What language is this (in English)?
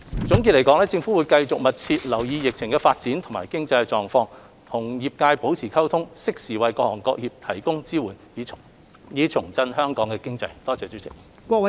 Cantonese